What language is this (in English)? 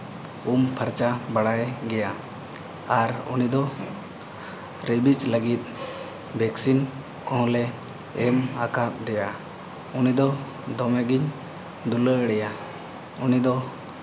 Santali